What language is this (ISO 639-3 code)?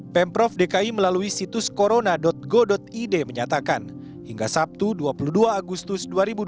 ind